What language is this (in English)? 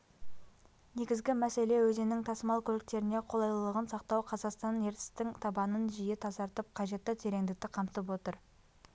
Kazakh